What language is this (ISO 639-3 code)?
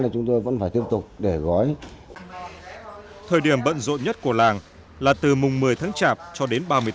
vie